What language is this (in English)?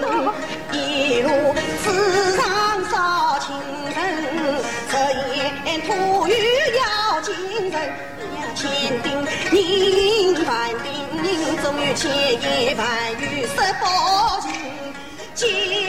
Chinese